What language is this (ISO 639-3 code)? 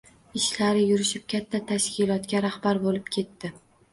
uzb